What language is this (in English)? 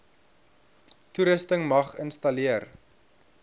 Afrikaans